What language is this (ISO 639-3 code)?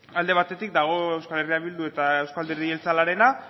eus